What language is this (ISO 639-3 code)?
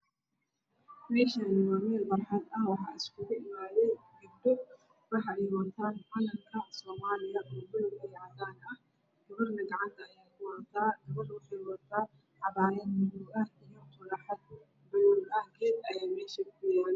som